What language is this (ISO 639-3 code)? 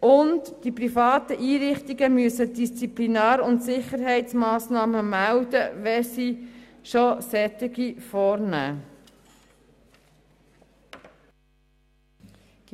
gsw